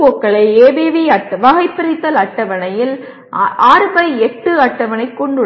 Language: Tamil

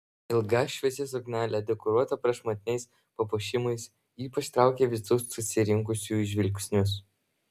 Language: Lithuanian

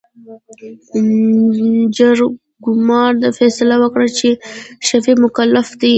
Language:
Pashto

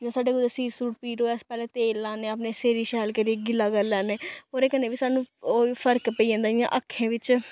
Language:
Dogri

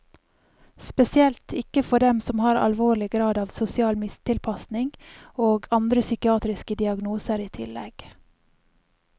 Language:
Norwegian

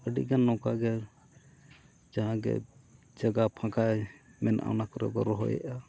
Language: Santali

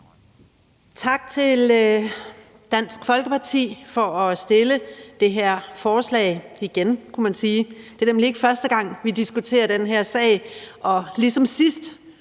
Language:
Danish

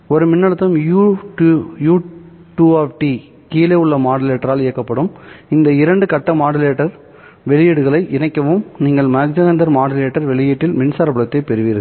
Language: Tamil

